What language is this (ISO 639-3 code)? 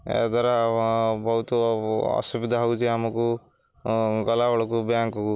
ori